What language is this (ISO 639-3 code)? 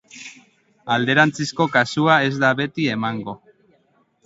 eus